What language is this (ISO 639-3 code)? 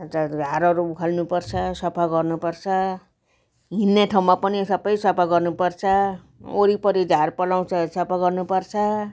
nep